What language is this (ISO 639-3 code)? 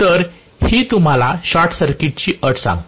mar